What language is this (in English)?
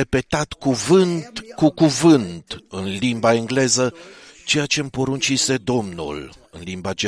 Romanian